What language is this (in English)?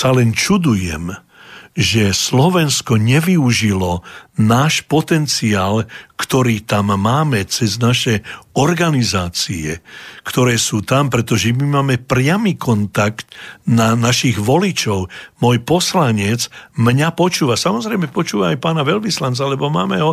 Slovak